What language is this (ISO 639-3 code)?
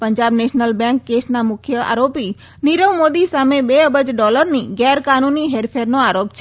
guj